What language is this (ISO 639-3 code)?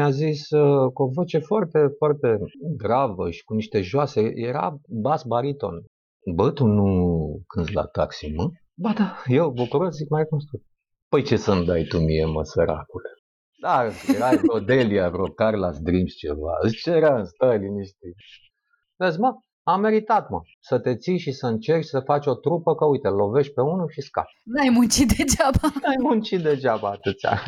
ron